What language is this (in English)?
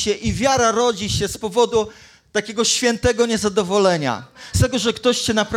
Polish